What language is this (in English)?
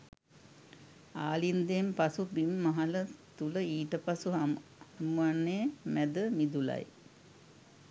Sinhala